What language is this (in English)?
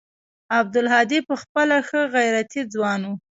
Pashto